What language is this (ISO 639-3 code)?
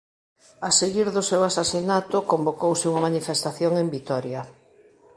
glg